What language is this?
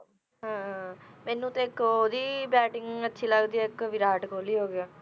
Punjabi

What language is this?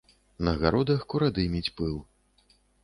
Belarusian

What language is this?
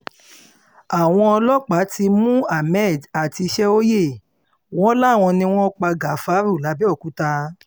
Yoruba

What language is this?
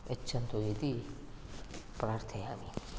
Sanskrit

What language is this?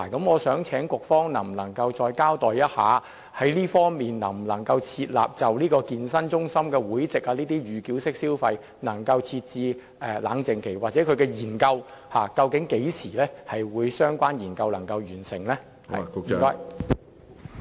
Cantonese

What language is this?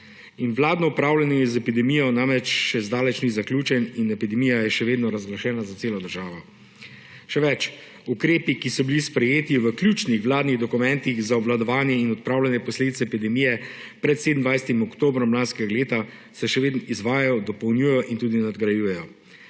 Slovenian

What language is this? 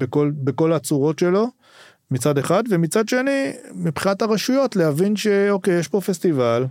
Hebrew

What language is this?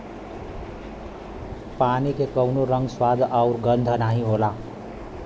Bhojpuri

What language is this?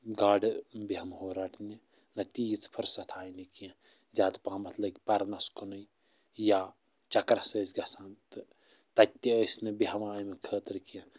Kashmiri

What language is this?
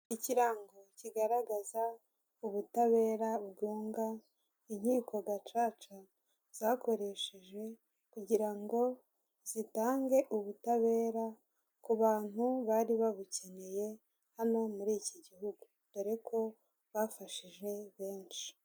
Kinyarwanda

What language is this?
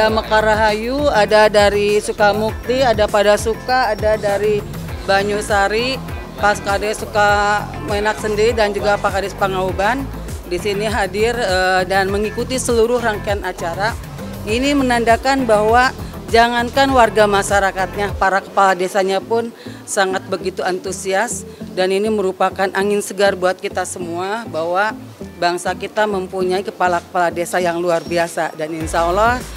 Indonesian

